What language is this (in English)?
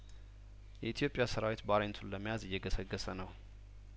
Amharic